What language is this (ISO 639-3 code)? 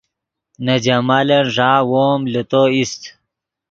ydg